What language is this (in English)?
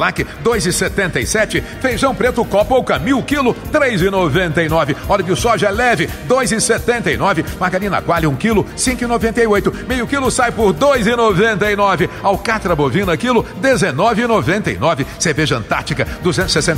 Portuguese